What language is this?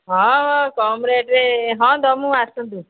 Odia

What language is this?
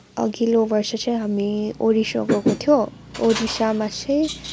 Nepali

